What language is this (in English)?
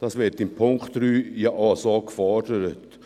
Swiss German